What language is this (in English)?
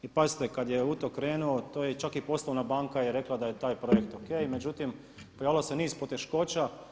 Croatian